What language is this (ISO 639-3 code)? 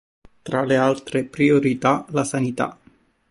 ita